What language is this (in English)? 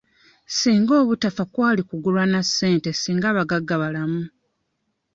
Ganda